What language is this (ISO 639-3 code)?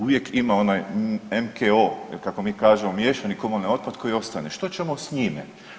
hrv